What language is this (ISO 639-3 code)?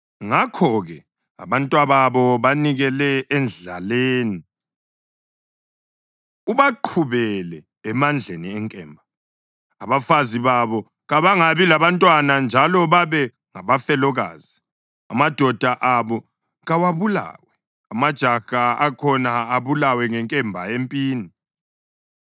nde